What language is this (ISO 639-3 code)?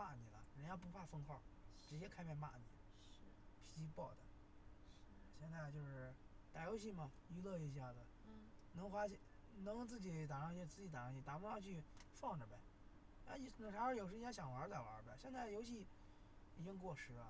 zho